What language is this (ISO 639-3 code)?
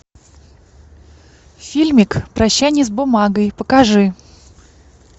rus